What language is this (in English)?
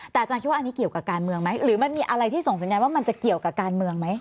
Thai